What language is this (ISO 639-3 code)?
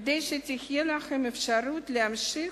heb